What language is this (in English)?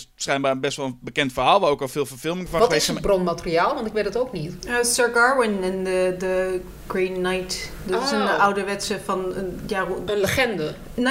Dutch